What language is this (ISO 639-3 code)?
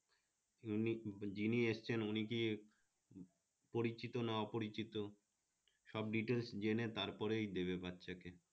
ben